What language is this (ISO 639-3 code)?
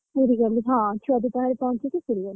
ori